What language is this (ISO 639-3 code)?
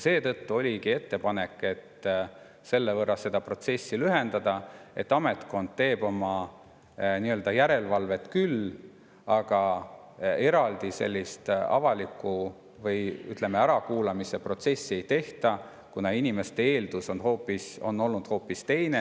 est